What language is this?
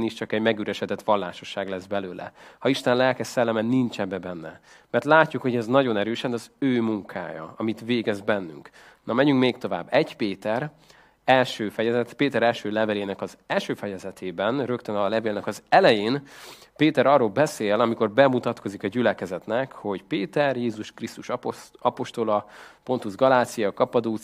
Hungarian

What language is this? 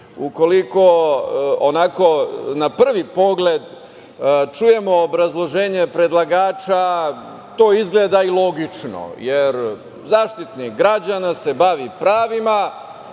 Serbian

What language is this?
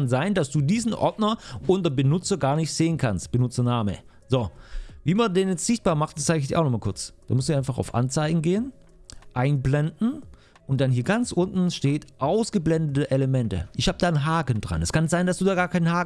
German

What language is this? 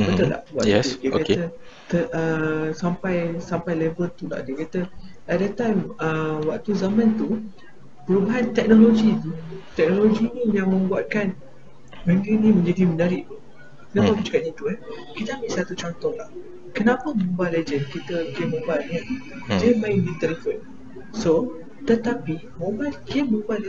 Malay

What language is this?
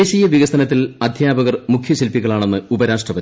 Malayalam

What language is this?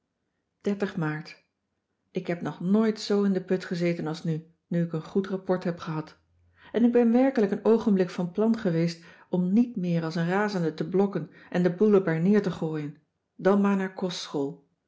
Dutch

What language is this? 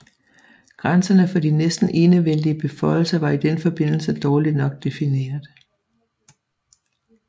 Danish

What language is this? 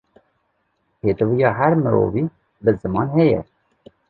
Kurdish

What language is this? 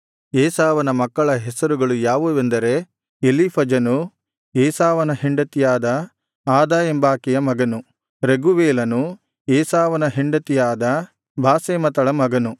Kannada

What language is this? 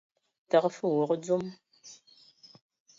Ewondo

